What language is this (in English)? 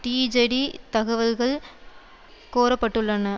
Tamil